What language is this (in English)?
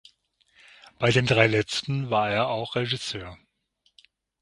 German